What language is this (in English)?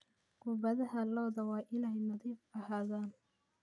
Somali